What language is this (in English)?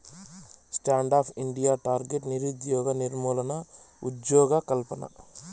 Telugu